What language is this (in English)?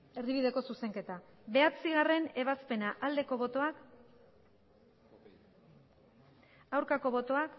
Basque